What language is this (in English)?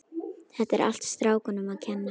Icelandic